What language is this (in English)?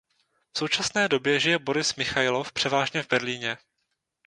Czech